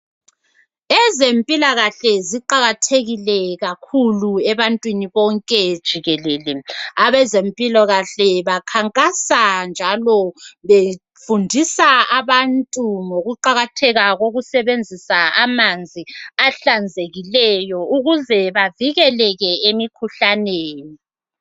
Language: North Ndebele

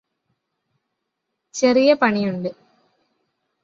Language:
Malayalam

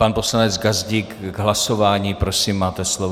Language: Czech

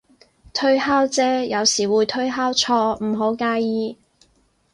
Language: Cantonese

